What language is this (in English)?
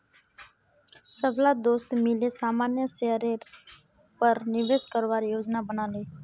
Magahi